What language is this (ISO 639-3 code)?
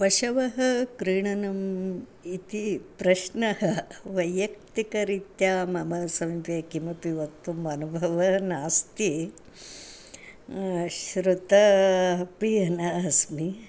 san